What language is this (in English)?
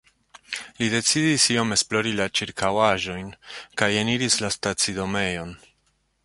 Esperanto